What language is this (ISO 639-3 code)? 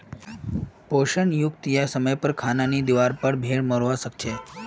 mag